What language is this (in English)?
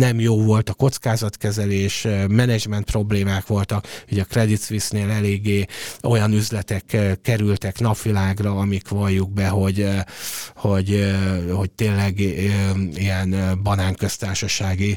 Hungarian